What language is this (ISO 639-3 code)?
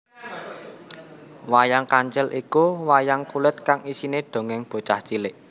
jav